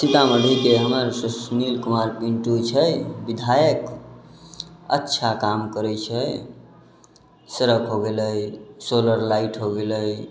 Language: Maithili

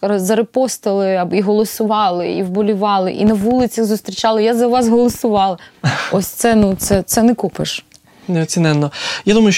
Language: Ukrainian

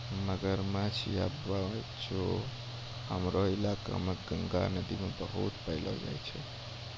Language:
Maithili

